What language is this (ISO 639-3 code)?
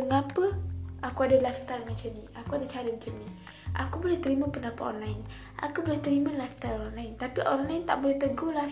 msa